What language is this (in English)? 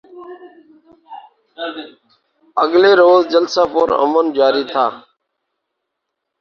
Urdu